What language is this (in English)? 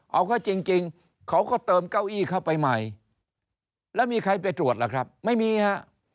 Thai